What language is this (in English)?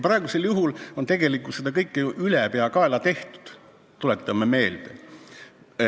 Estonian